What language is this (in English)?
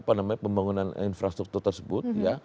Indonesian